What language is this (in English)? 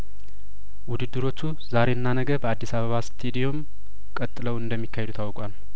Amharic